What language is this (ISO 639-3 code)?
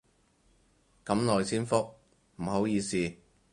yue